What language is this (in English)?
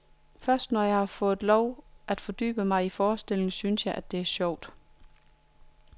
Danish